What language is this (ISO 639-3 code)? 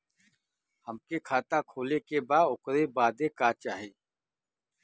bho